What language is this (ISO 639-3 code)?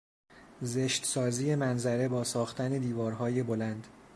fas